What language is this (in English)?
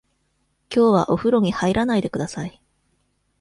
Japanese